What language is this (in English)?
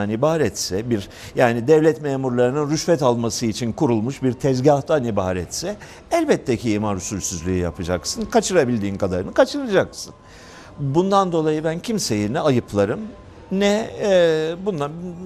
Turkish